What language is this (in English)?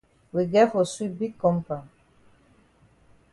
Cameroon Pidgin